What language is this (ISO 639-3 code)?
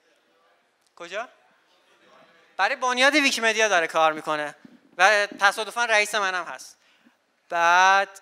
fas